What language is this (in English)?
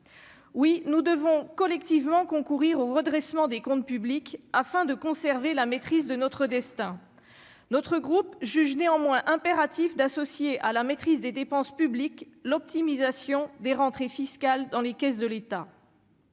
French